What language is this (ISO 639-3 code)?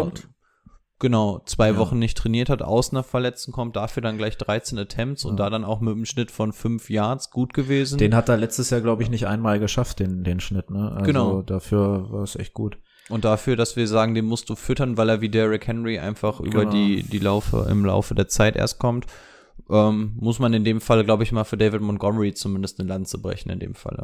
deu